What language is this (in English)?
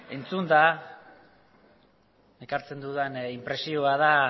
Basque